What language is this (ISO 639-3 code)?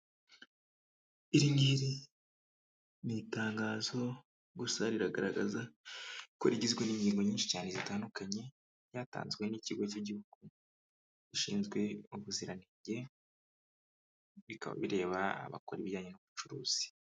kin